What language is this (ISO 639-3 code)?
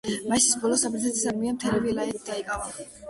kat